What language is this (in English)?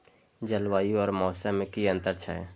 Maithili